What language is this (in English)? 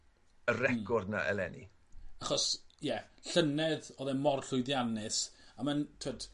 Welsh